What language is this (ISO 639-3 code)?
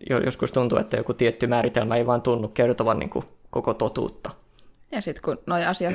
fin